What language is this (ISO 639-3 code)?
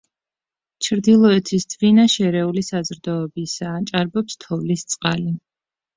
kat